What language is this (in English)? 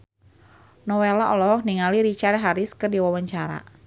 Sundanese